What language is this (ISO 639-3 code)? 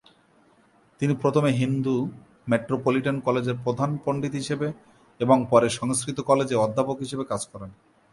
ben